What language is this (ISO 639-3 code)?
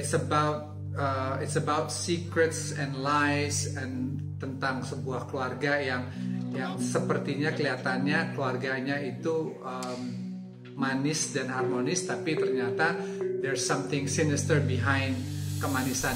ind